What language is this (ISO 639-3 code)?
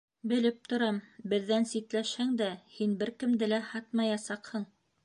bak